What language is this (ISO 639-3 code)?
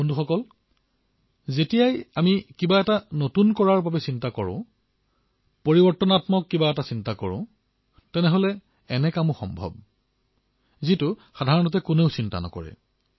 asm